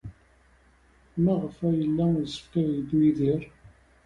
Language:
Kabyle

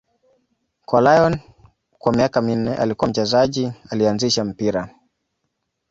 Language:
Swahili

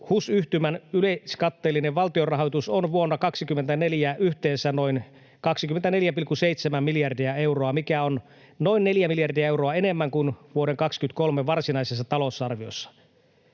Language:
Finnish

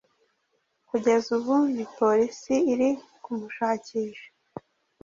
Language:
Kinyarwanda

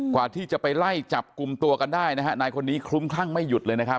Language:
Thai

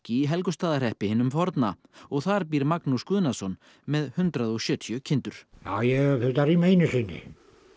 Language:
Icelandic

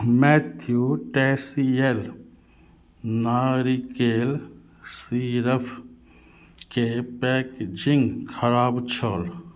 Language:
Maithili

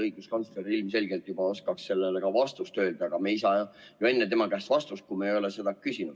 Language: Estonian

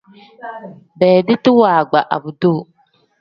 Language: Tem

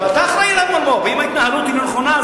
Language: Hebrew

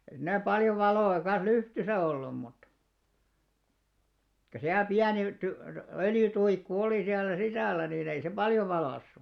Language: Finnish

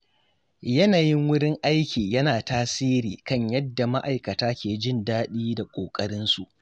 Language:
Hausa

